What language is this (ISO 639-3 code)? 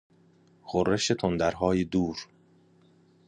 fas